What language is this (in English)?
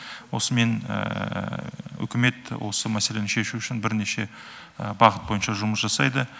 Kazakh